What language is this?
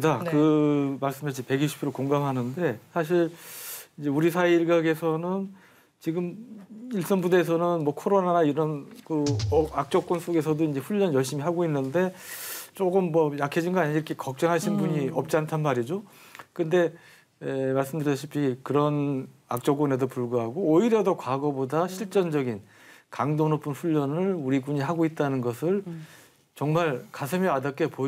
Korean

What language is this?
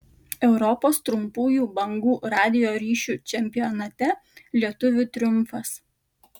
Lithuanian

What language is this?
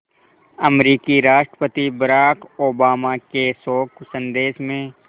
Hindi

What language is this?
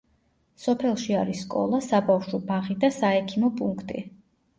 Georgian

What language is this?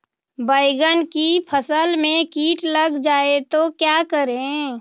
Magahi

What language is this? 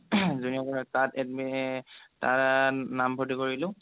Assamese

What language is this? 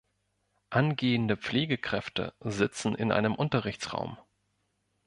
German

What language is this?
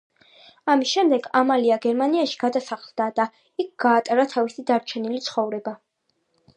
Georgian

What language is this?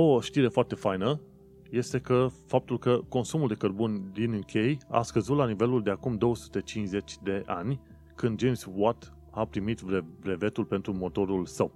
Romanian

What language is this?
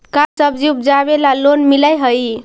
Magahi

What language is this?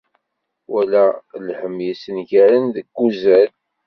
Kabyle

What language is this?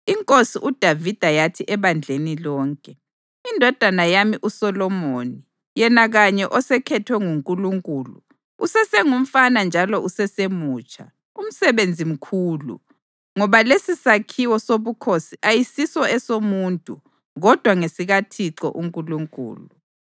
North Ndebele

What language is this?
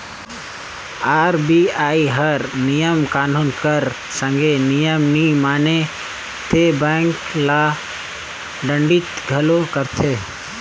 Chhattisgarhi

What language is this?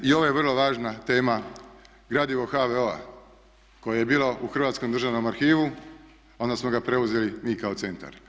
Croatian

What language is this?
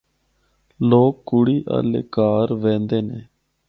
Northern Hindko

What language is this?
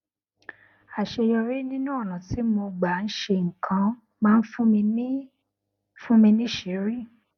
Yoruba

